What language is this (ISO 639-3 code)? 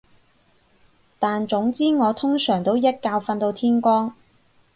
yue